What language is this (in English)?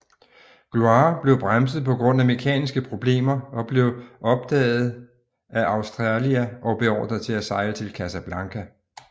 Danish